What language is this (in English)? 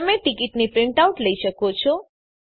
Gujarati